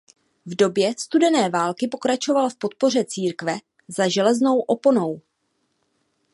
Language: Czech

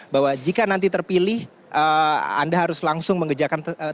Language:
Indonesian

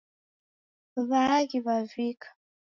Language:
Taita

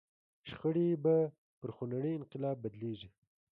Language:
Pashto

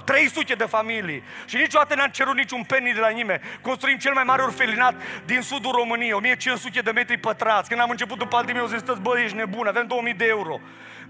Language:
Romanian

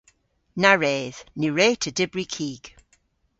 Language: Cornish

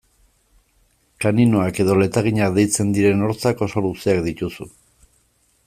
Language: Basque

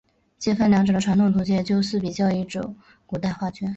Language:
Chinese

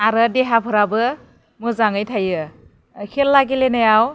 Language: Bodo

